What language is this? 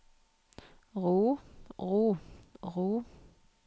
Norwegian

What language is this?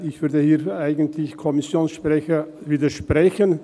Swiss German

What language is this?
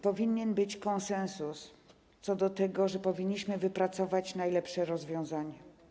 Polish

